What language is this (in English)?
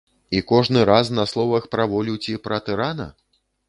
Belarusian